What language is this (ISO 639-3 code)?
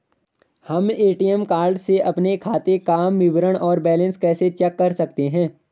hin